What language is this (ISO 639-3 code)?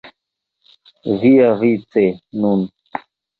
epo